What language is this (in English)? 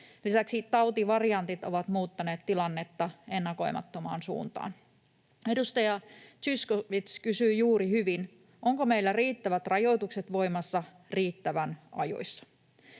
Finnish